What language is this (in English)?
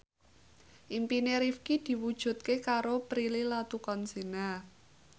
Javanese